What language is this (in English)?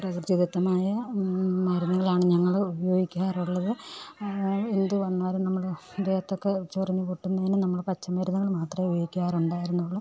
Malayalam